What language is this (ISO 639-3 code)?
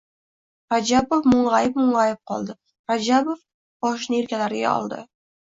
uzb